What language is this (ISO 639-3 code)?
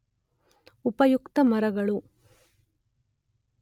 kan